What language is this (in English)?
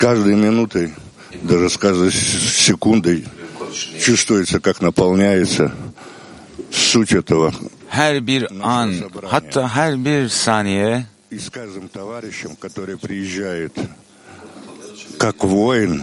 Turkish